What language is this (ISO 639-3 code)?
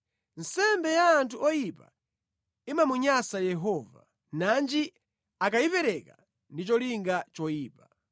nya